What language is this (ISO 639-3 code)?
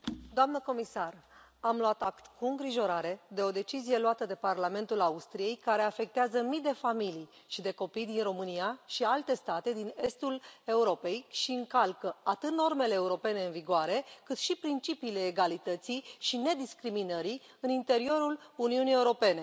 ron